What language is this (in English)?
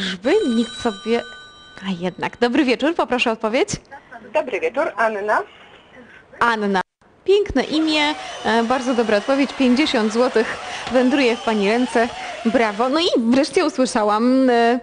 Polish